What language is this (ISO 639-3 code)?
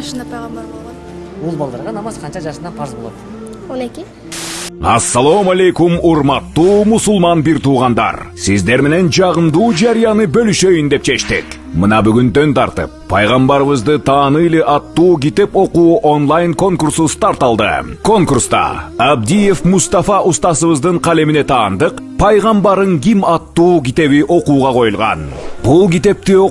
tur